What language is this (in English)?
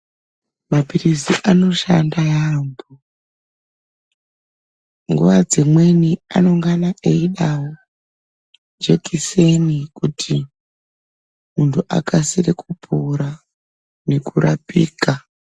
Ndau